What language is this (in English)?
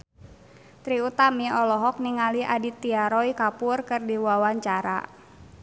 Sundanese